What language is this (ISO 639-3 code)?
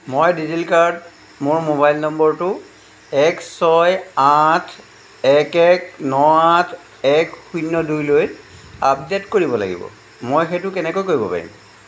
asm